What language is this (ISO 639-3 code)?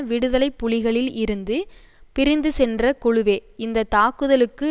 tam